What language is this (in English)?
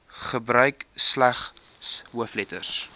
Afrikaans